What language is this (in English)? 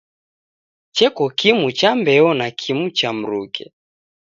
Taita